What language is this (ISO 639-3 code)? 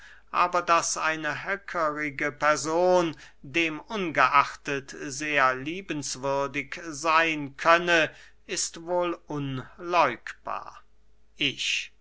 deu